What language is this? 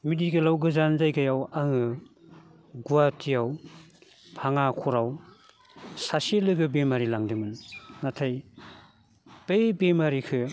Bodo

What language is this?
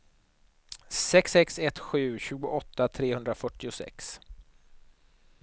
Swedish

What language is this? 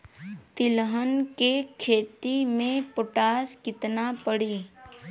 Bhojpuri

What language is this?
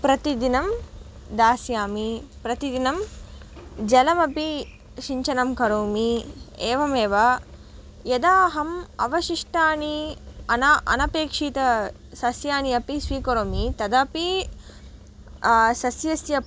Sanskrit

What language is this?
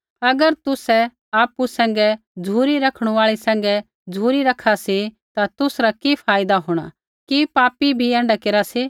Kullu Pahari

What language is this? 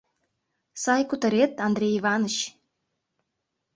Mari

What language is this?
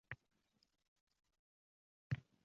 Uzbek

